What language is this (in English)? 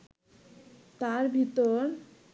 Bangla